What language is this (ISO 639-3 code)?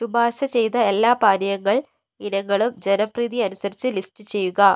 mal